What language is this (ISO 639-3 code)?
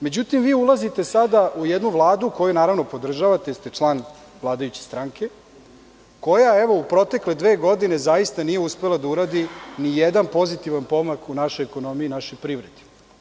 srp